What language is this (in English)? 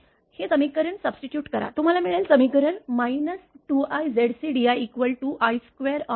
Marathi